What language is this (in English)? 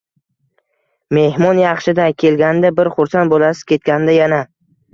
Uzbek